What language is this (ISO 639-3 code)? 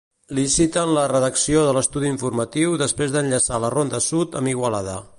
cat